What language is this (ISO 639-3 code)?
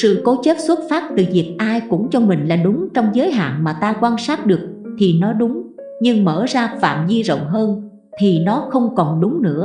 vie